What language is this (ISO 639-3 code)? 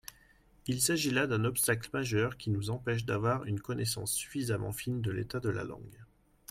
fra